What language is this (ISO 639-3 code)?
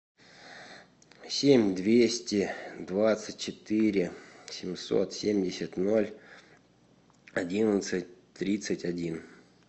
rus